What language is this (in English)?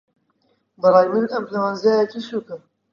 Central Kurdish